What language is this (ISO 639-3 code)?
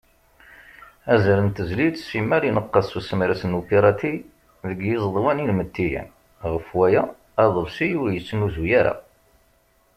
kab